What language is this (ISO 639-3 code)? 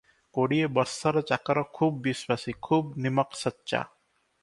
ori